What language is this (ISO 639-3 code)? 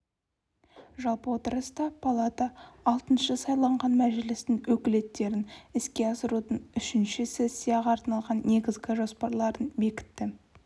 kaz